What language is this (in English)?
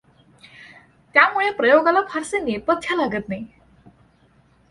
Marathi